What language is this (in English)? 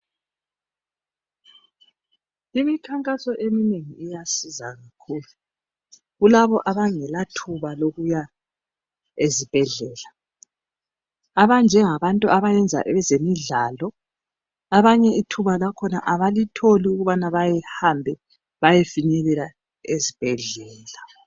North Ndebele